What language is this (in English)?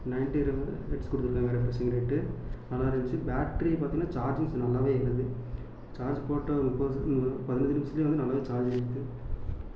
Tamil